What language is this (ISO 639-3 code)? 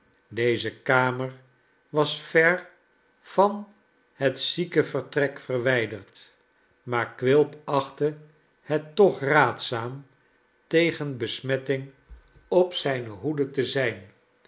nld